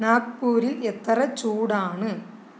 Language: Malayalam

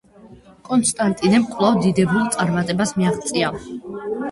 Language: Georgian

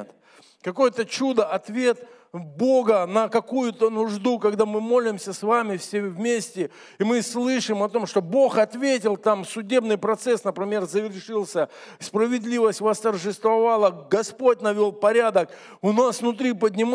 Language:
Russian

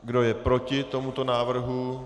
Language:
Czech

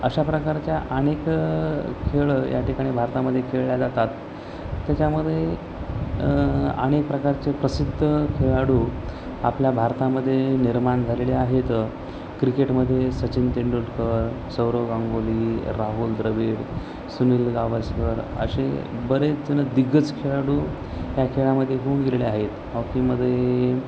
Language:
Marathi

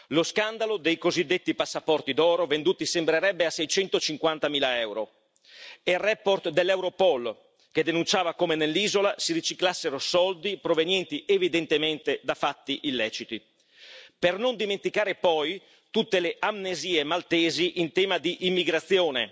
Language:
Italian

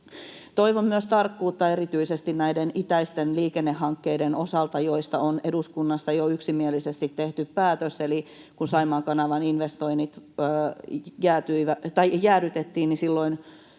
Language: Finnish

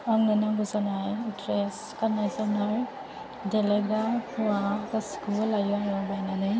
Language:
Bodo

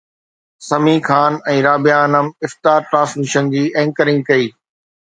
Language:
Sindhi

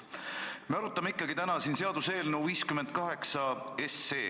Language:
Estonian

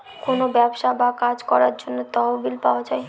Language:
Bangla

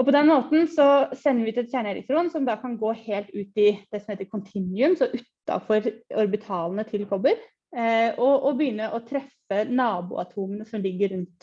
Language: Norwegian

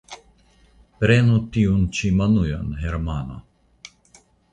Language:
Esperanto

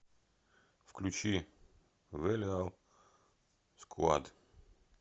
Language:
Russian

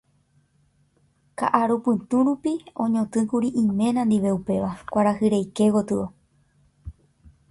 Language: Guarani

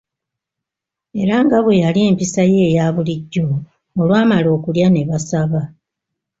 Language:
Ganda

